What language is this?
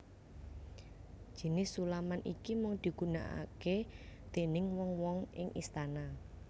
Javanese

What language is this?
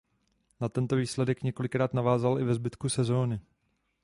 Czech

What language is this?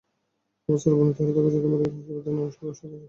Bangla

